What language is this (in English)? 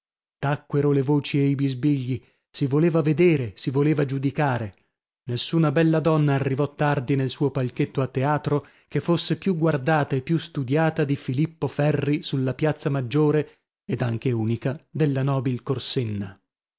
Italian